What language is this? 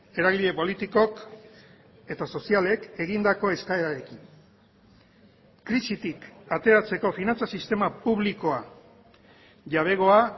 Basque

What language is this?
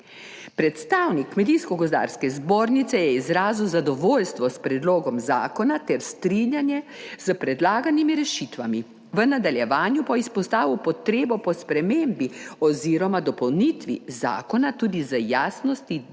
Slovenian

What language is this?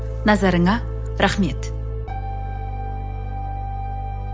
Kazakh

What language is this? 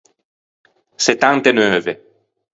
Ligurian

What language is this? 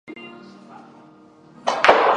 Chinese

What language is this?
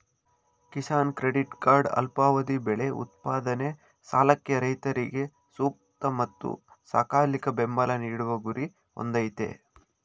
Kannada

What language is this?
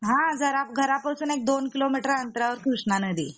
Marathi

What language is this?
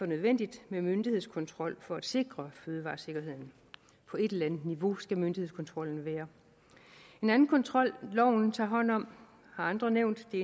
Danish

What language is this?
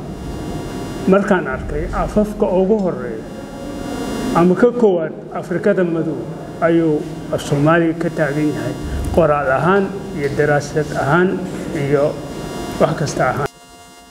Arabic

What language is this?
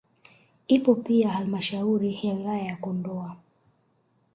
Swahili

